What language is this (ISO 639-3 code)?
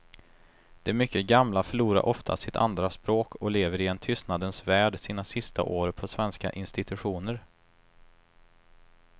swe